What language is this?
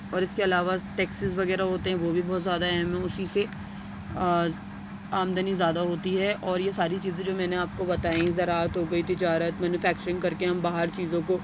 Urdu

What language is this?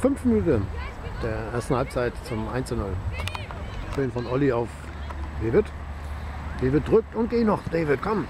German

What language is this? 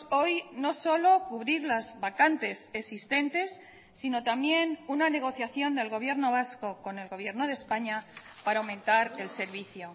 Spanish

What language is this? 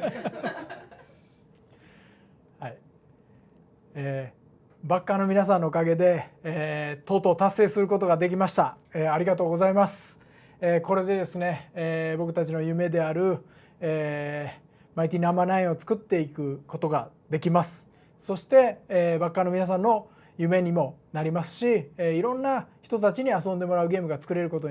Japanese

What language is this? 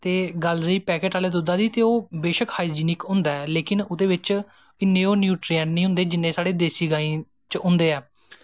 Dogri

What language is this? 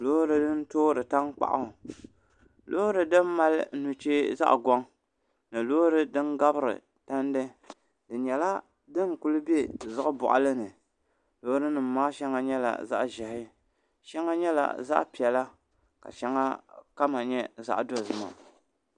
Dagbani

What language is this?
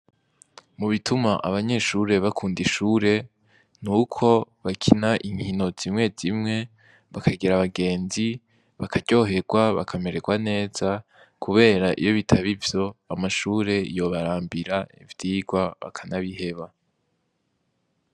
Rundi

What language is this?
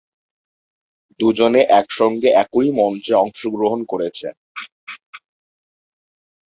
Bangla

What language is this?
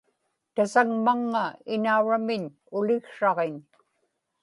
Inupiaq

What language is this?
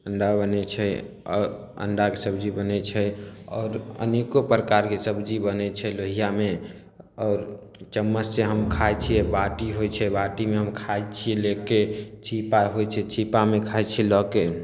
Maithili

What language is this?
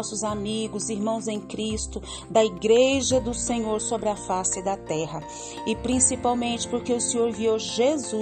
Portuguese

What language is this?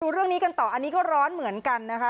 Thai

